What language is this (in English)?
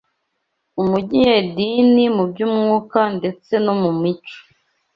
Kinyarwanda